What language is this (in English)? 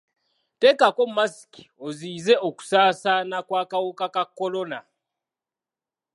Ganda